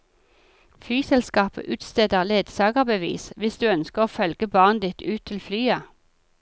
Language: Norwegian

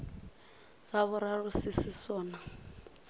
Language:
Northern Sotho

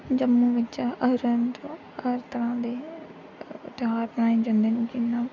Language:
Dogri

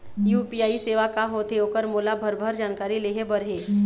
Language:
Chhattisgarhi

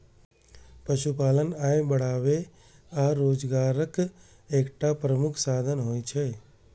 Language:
Maithili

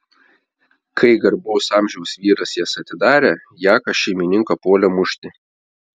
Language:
Lithuanian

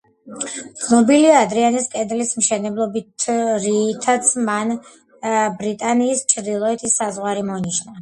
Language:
Georgian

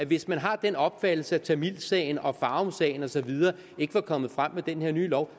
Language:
Danish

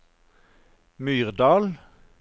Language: Norwegian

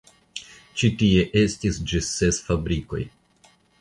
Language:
Esperanto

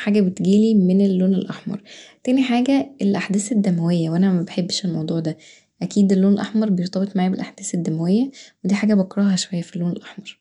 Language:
Egyptian Arabic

